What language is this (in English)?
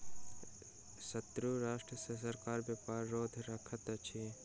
Maithili